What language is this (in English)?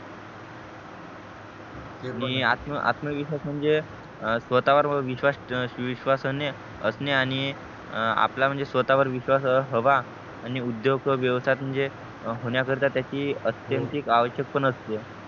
Marathi